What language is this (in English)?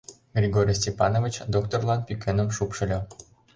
Mari